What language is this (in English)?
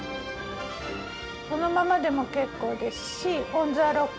Japanese